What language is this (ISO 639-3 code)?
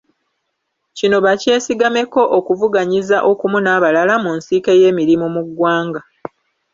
lug